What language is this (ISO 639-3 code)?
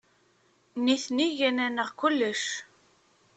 kab